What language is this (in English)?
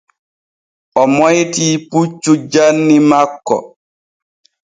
Borgu Fulfulde